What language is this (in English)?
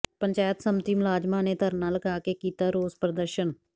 Punjabi